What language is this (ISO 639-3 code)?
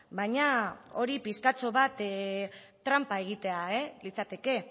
eus